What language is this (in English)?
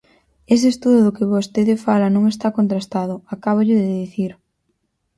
Galician